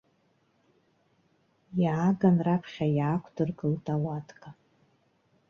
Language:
Abkhazian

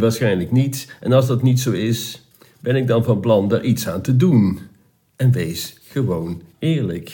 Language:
Dutch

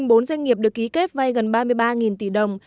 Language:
Vietnamese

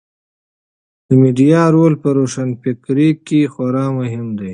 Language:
Pashto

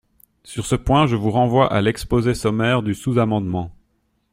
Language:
French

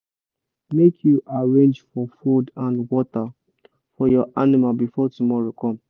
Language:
Nigerian Pidgin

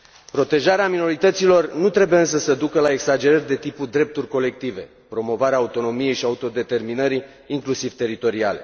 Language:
Romanian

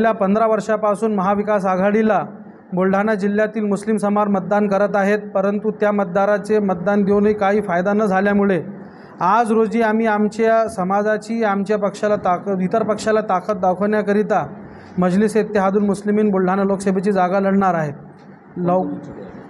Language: Marathi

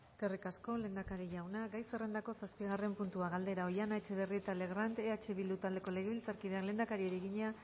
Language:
Basque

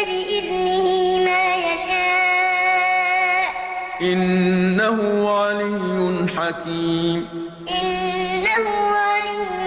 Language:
Arabic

